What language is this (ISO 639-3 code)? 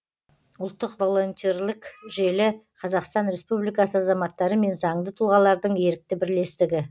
kaz